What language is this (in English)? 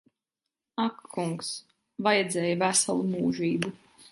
Latvian